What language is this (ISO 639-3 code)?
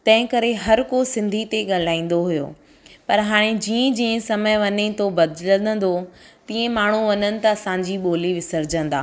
snd